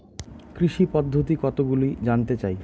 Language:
Bangla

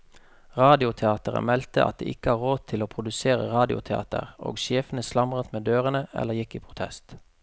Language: Norwegian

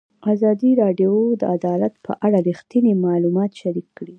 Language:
Pashto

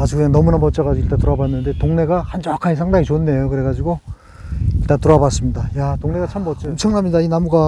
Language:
Korean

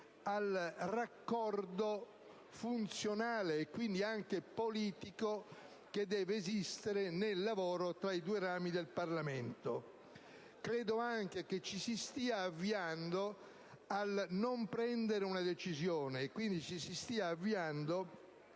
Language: Italian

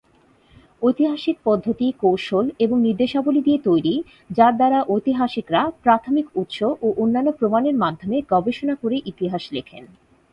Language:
Bangla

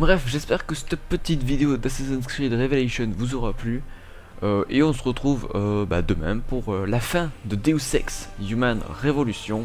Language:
French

